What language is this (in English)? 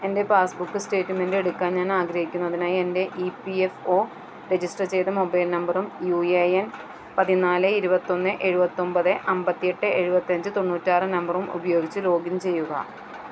Malayalam